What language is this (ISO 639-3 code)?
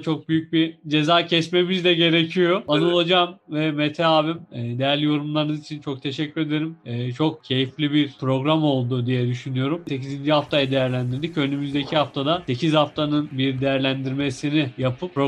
tur